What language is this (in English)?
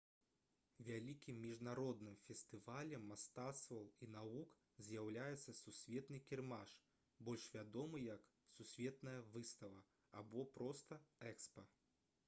Belarusian